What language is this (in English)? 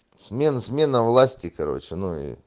Russian